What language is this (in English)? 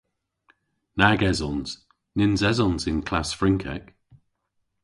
Cornish